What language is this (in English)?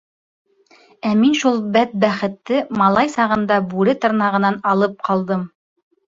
Bashkir